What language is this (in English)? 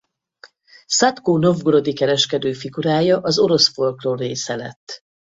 Hungarian